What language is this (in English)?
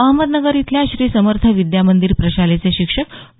Marathi